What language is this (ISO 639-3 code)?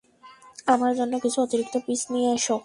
ben